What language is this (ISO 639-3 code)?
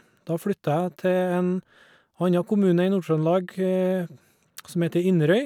nor